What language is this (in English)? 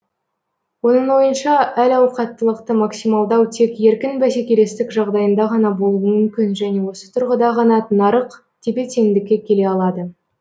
Kazakh